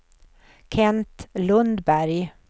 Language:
Swedish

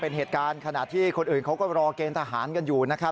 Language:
Thai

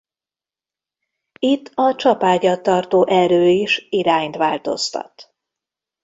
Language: Hungarian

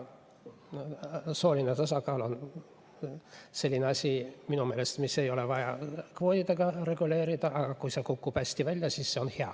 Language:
Estonian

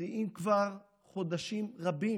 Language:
Hebrew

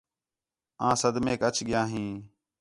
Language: Khetrani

